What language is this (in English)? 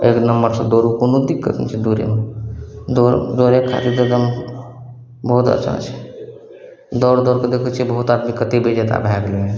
Maithili